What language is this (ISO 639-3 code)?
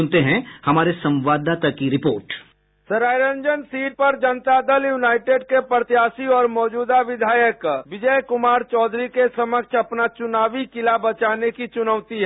hin